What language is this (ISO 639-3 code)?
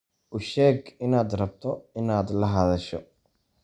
som